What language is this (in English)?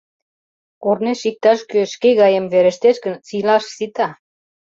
Mari